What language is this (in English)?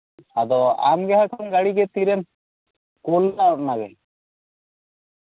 Santali